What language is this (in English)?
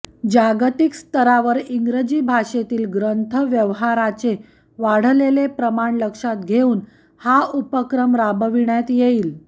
Marathi